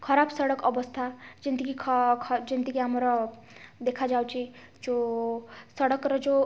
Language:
Odia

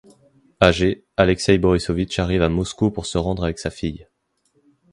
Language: French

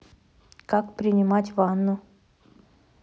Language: Russian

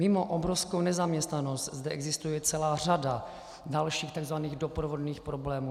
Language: Czech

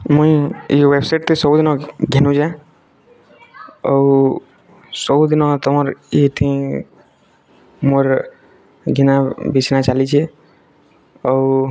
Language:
Odia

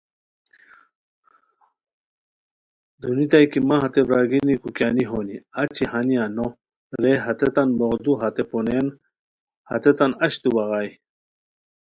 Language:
Khowar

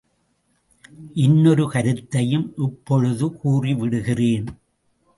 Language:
Tamil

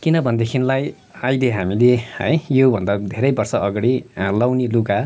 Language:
Nepali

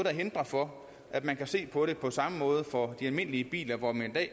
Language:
Danish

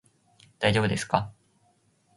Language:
Japanese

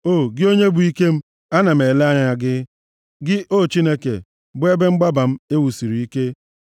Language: Igbo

